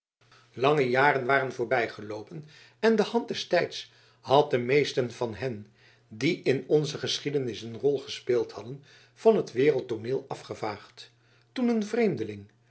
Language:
Dutch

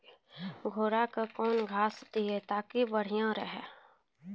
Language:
Maithili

